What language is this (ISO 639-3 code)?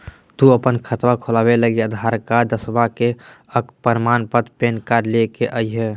mag